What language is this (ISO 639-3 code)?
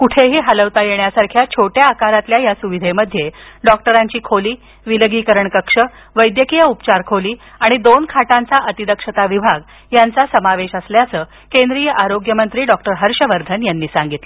mar